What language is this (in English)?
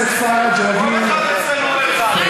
Hebrew